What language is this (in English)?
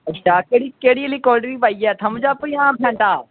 Dogri